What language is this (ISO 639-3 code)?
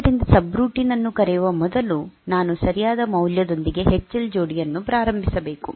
kan